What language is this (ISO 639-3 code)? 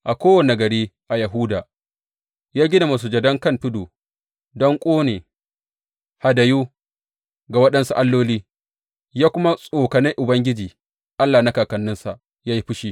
hau